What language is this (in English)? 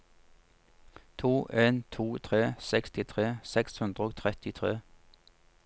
Norwegian